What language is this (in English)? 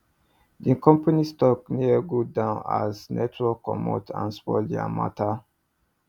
Nigerian Pidgin